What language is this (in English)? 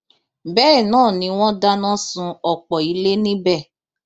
Yoruba